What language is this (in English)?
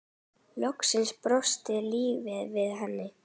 Icelandic